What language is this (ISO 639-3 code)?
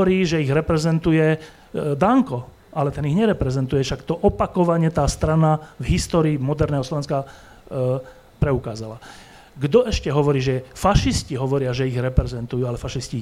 slk